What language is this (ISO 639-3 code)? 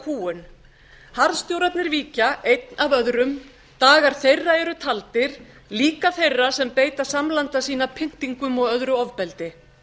isl